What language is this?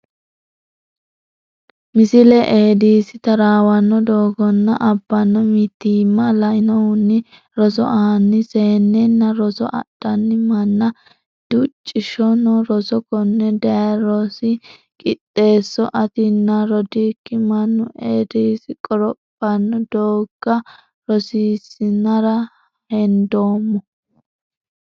Sidamo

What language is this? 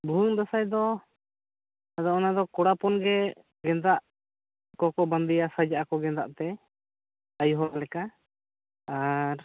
Santali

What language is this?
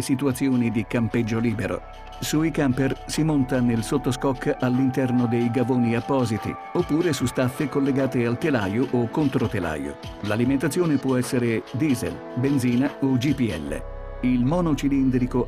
Italian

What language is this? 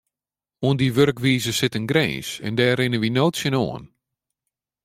Western Frisian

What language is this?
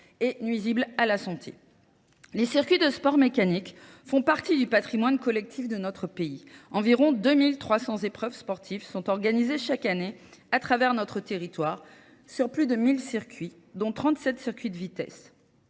French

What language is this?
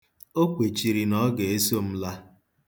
Igbo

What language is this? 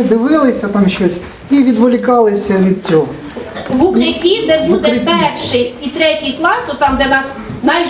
Ukrainian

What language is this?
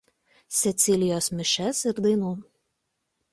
Lithuanian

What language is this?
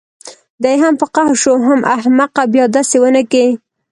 Pashto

